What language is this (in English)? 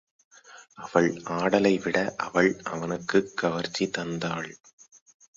Tamil